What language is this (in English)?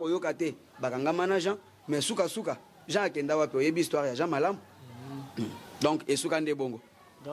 French